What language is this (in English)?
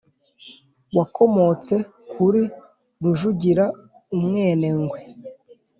Kinyarwanda